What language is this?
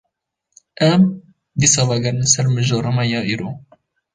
Kurdish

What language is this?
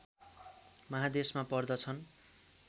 Nepali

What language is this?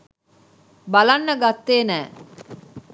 Sinhala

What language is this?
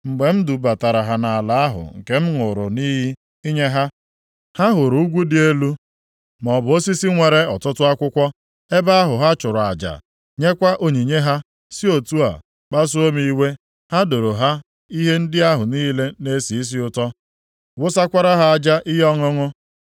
Igbo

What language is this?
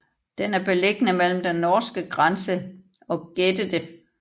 Danish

